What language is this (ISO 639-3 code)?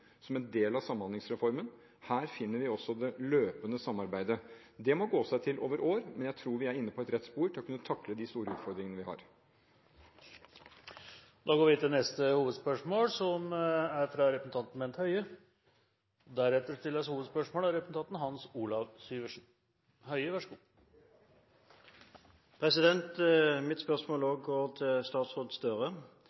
nor